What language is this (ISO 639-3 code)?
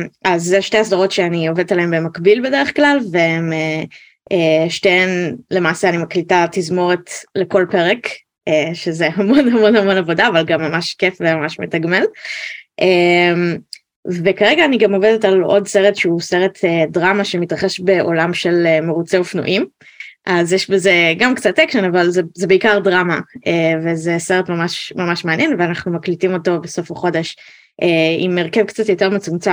heb